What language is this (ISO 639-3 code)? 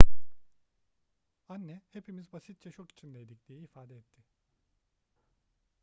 tur